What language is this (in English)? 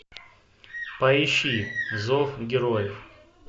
Russian